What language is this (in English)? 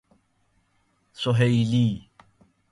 Persian